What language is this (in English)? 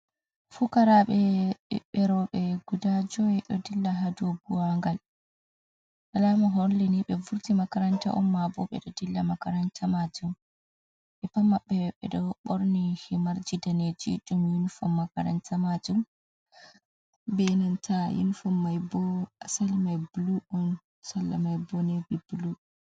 Fula